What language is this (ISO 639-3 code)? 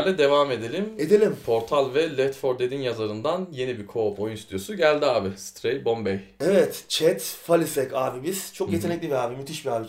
tur